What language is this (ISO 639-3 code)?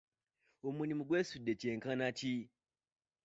lug